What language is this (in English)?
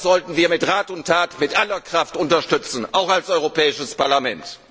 German